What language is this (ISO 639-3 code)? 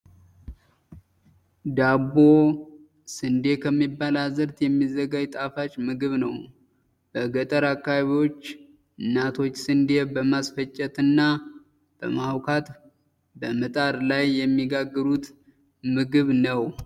amh